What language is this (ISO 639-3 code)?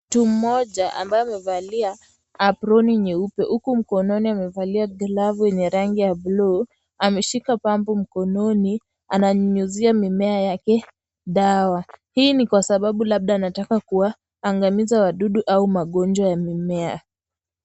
swa